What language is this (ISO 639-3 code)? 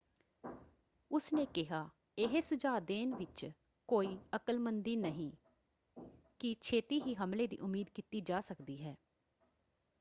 pan